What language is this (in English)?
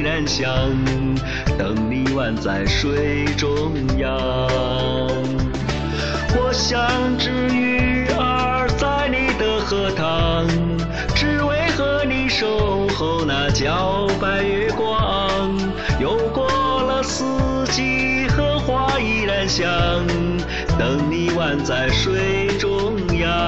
Chinese